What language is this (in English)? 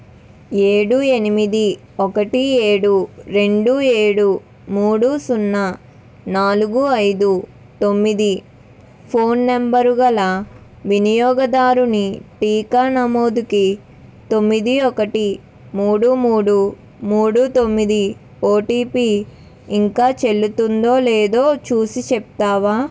Telugu